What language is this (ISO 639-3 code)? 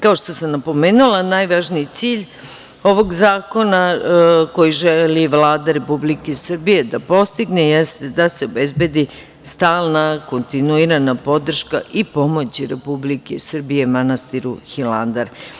srp